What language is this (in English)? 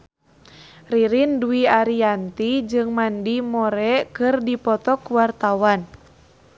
Sundanese